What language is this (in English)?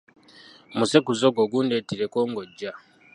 Ganda